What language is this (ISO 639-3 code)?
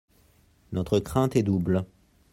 fra